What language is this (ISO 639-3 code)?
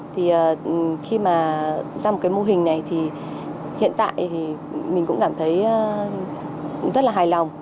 vie